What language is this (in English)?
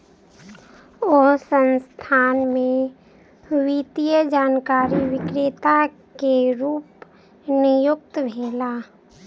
Maithili